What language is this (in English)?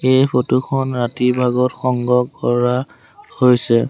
Assamese